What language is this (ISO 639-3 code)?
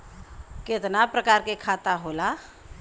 bho